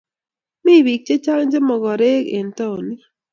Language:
Kalenjin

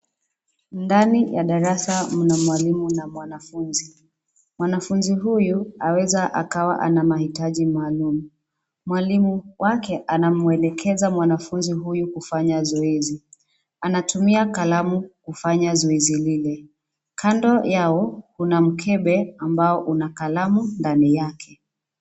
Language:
Swahili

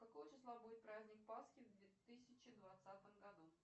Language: Russian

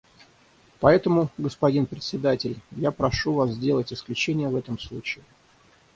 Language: Russian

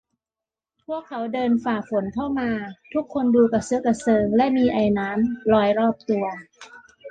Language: Thai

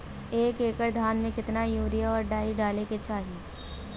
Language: Bhojpuri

